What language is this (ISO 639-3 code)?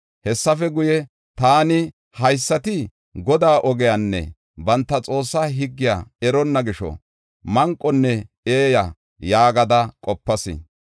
gof